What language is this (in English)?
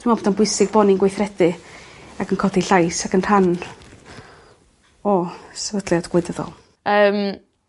Welsh